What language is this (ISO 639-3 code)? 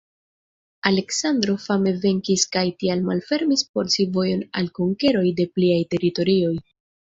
epo